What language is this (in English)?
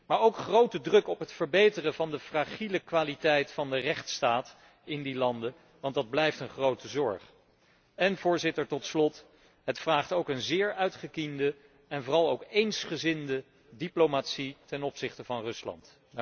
Dutch